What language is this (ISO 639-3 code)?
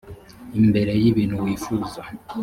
kin